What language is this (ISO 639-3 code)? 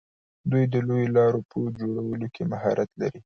pus